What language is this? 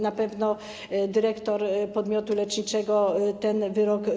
Polish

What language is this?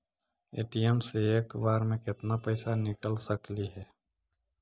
Magahi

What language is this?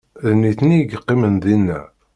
Kabyle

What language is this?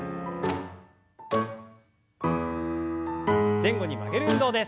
Japanese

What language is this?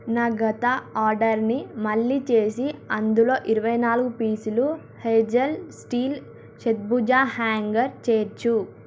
Telugu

